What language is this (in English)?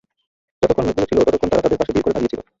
Bangla